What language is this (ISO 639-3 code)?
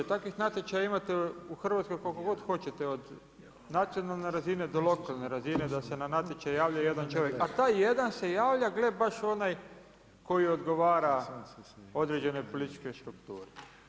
hrv